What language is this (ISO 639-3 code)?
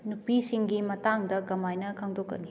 mni